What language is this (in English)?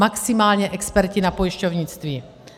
Czech